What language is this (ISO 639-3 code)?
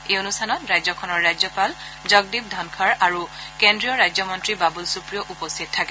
asm